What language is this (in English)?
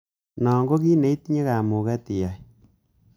Kalenjin